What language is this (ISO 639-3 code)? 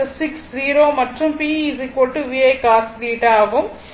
tam